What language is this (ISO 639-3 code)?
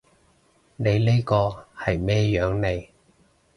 yue